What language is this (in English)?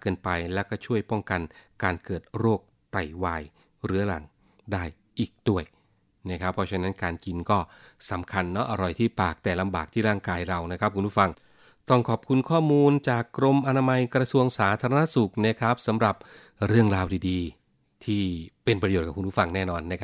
Thai